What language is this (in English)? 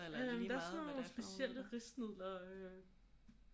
Danish